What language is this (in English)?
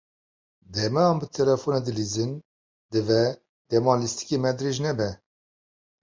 Kurdish